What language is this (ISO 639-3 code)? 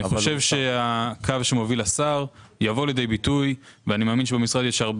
heb